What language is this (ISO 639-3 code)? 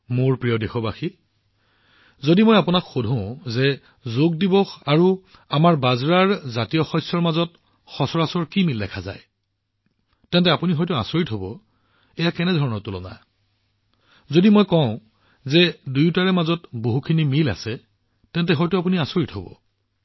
asm